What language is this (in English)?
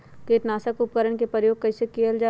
Magahi